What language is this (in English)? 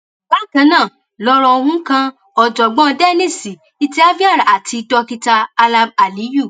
Yoruba